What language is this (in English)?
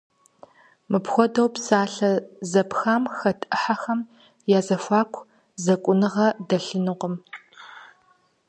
Kabardian